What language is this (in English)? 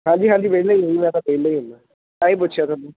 Punjabi